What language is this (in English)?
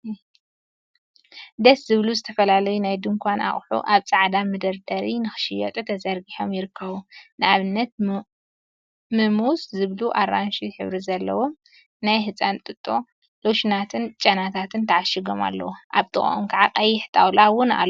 Tigrinya